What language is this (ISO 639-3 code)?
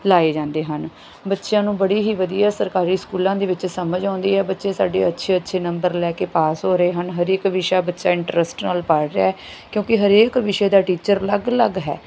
pan